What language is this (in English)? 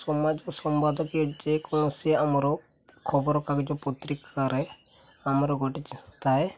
Odia